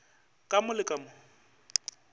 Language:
Northern Sotho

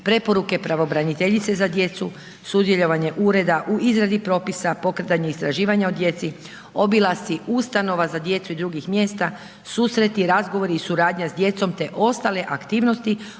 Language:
Croatian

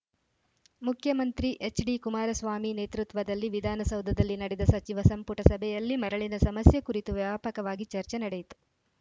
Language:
Kannada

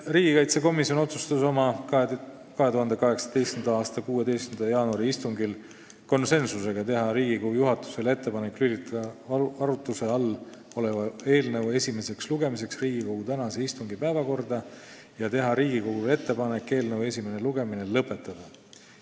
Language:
Estonian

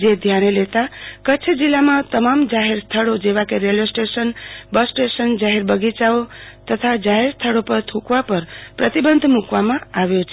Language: Gujarati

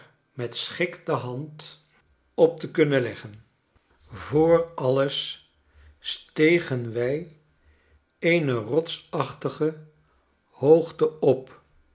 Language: Dutch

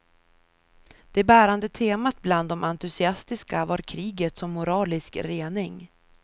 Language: Swedish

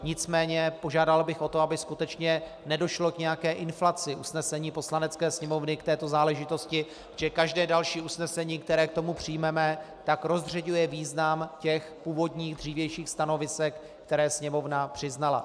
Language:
Czech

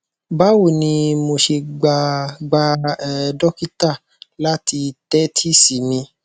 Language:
Yoruba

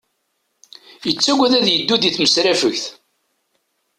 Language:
Kabyle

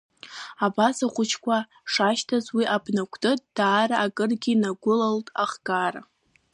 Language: Abkhazian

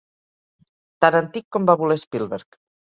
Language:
Catalan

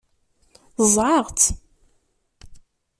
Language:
Kabyle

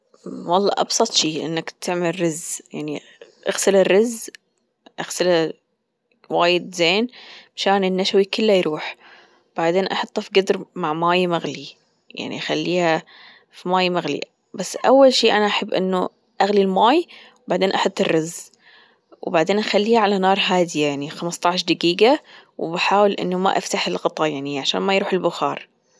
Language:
Gulf Arabic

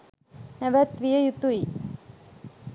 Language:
Sinhala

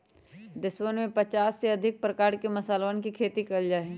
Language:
Magahi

